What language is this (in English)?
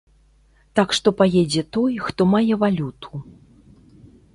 Belarusian